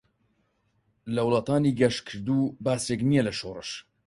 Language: Central Kurdish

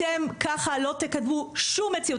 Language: Hebrew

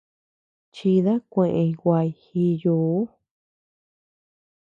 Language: Tepeuxila Cuicatec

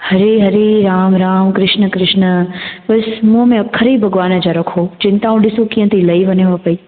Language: Sindhi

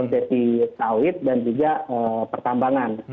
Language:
Indonesian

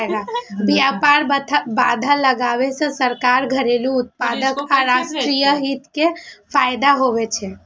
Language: Maithili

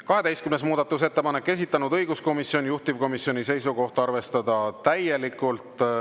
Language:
Estonian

